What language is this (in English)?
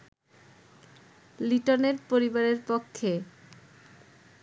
Bangla